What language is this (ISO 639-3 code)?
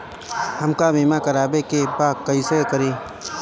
bho